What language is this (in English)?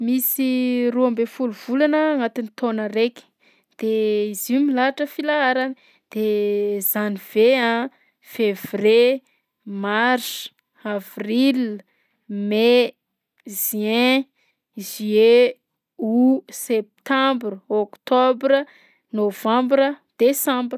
Southern Betsimisaraka Malagasy